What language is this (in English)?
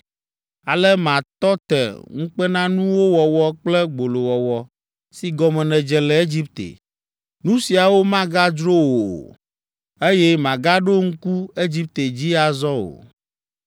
Ewe